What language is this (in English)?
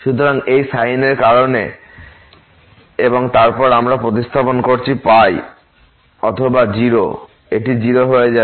Bangla